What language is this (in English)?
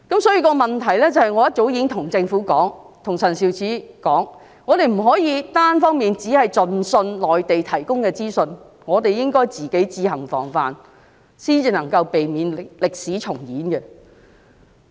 Cantonese